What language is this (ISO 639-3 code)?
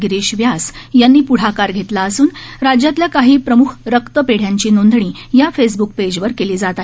mar